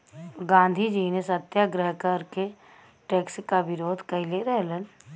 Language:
Bhojpuri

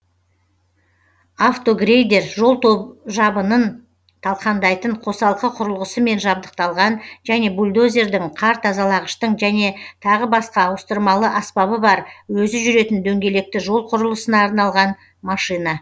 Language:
Kazakh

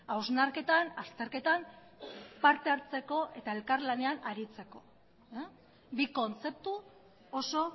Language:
Basque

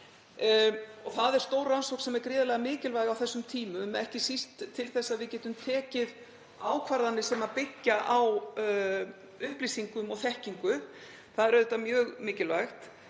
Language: Icelandic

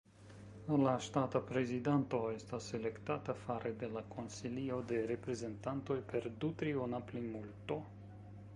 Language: Esperanto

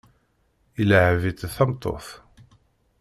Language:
Kabyle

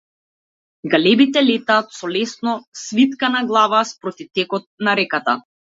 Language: Macedonian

